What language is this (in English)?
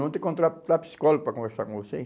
Portuguese